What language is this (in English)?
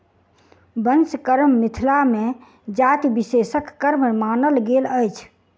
Maithili